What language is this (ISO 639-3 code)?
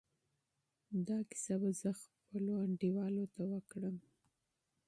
pus